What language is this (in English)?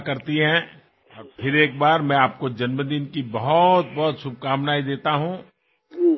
Assamese